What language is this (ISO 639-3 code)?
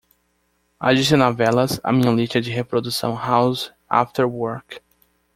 por